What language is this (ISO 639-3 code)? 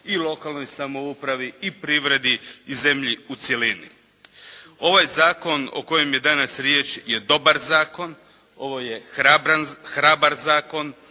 hrv